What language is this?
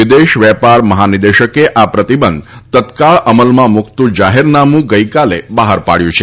Gujarati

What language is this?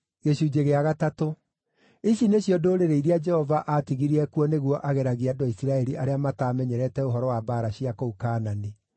Kikuyu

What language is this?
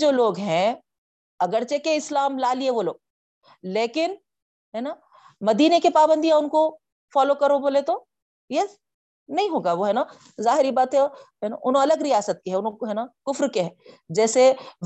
Urdu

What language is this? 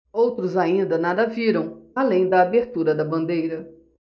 Portuguese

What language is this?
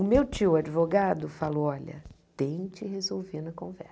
Portuguese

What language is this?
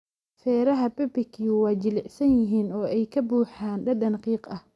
Somali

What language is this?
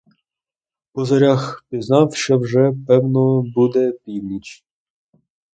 Ukrainian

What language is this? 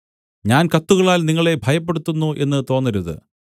Malayalam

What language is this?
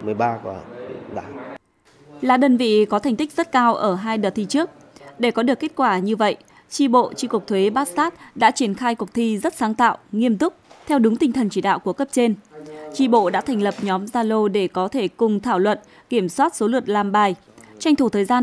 Vietnamese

